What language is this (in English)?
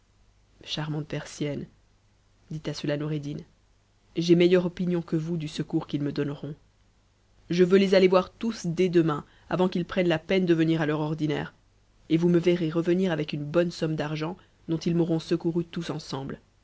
French